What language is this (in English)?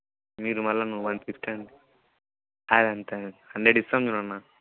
Telugu